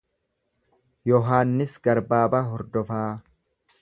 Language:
Oromo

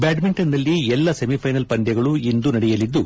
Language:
Kannada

